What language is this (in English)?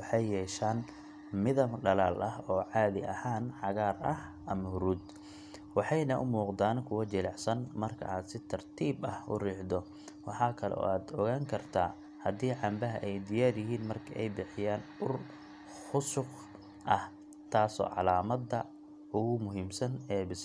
Somali